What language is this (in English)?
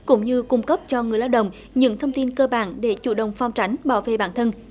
Vietnamese